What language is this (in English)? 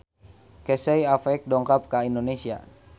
Sundanese